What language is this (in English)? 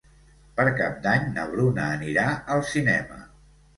Catalan